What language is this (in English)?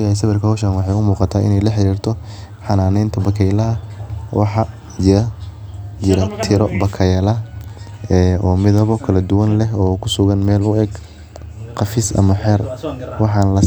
Somali